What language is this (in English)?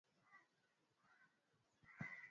Swahili